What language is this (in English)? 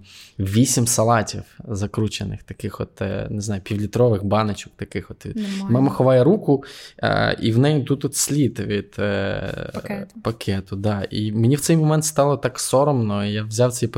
Ukrainian